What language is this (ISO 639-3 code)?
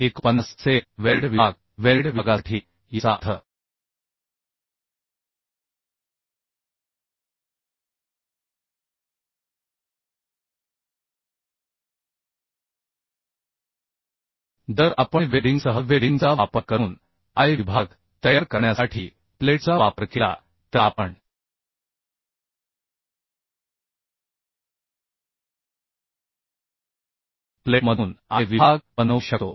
mar